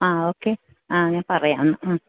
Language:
Malayalam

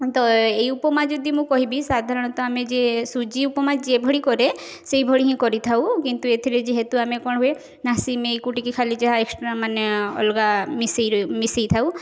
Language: Odia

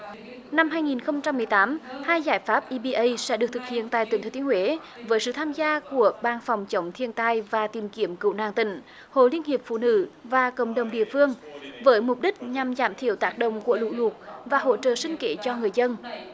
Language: Vietnamese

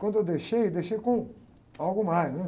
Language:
Portuguese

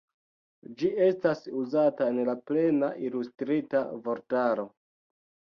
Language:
Esperanto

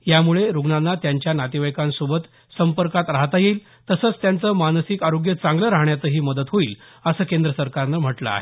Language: Marathi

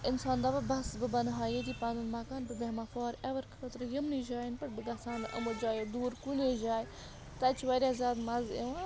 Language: Kashmiri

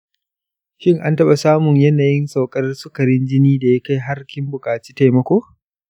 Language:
Hausa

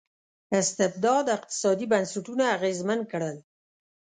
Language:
Pashto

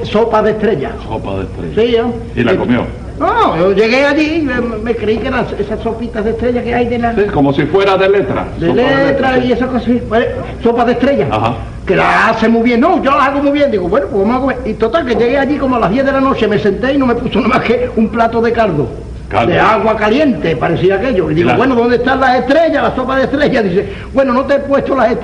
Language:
Spanish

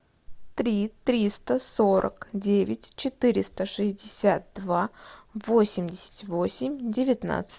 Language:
Russian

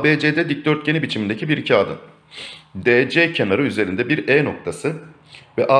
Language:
Turkish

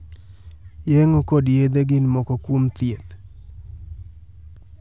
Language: Luo (Kenya and Tanzania)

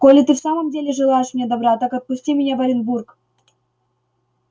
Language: Russian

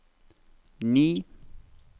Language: Norwegian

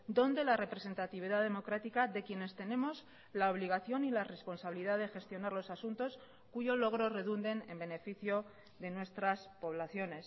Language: Spanish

